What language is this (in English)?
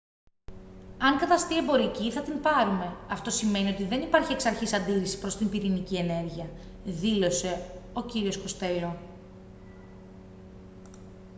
Greek